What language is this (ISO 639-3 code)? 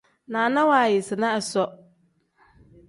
kdh